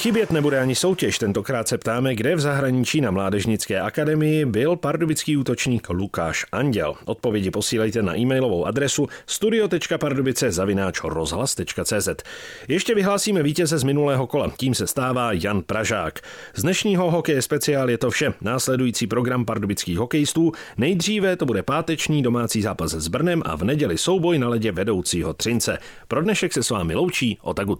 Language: Czech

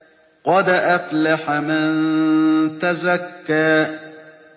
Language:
Arabic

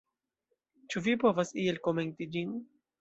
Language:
Esperanto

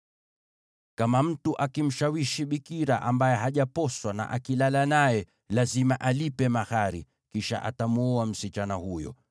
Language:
Swahili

